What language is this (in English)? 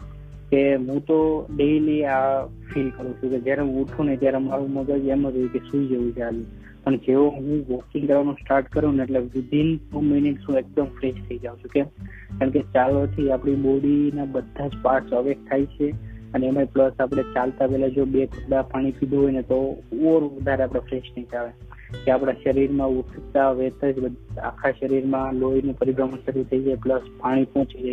Gujarati